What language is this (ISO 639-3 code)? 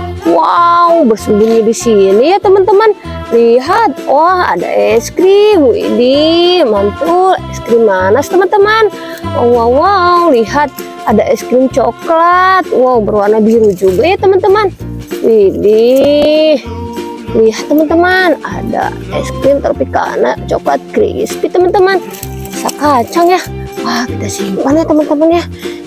ind